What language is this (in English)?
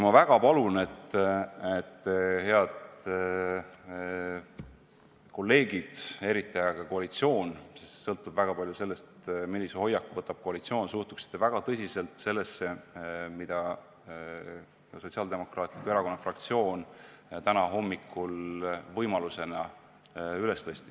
Estonian